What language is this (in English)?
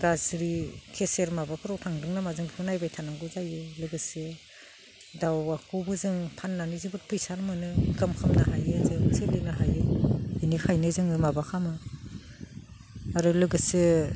Bodo